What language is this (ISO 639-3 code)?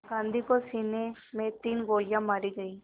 hin